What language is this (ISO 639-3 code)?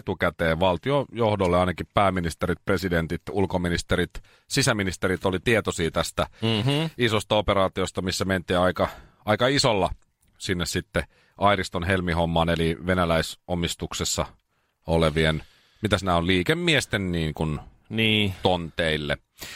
fin